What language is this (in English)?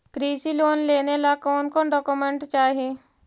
Magahi